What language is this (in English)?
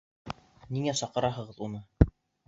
Bashkir